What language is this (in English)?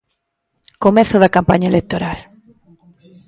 Galician